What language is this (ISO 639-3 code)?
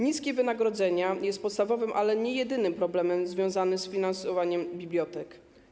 pol